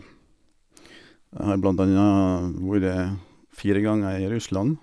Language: Norwegian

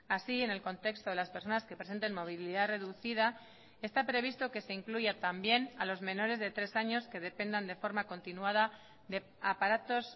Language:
Spanish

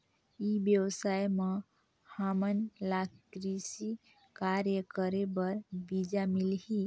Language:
Chhattisgarhi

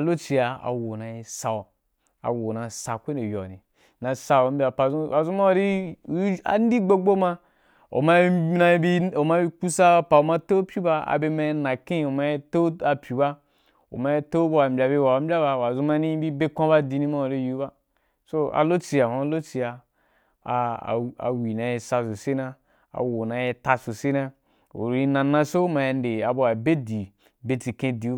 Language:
Wapan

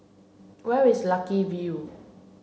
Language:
English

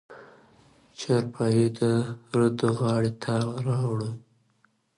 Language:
Pashto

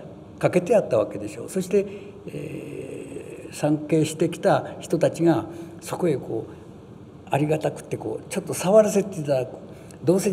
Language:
Japanese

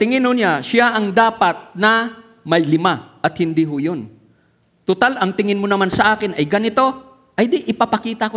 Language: Filipino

